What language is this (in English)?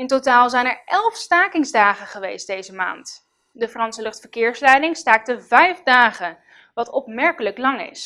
Dutch